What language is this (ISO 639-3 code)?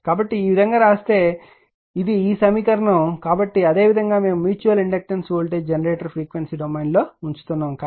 tel